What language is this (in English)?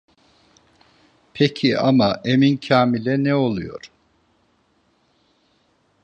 Turkish